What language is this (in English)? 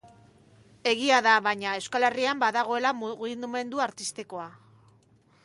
Basque